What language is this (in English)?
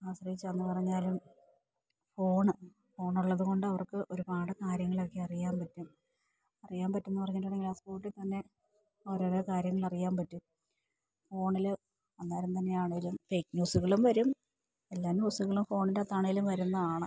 Malayalam